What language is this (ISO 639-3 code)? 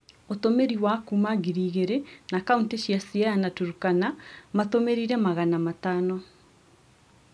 kik